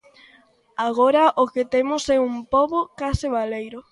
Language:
Galician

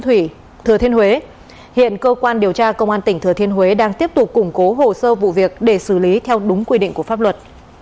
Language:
Vietnamese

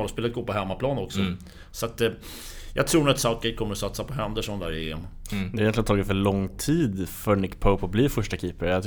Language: Swedish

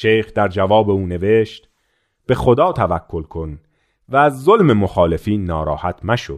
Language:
Persian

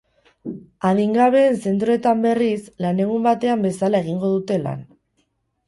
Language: Basque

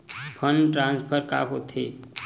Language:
Chhattisgarhi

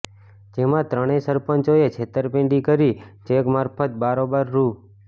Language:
Gujarati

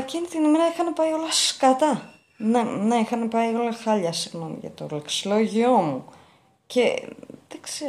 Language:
Greek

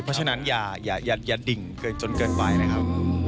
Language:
Thai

